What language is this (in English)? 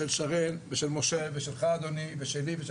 Hebrew